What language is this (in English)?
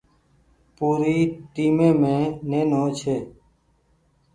Goaria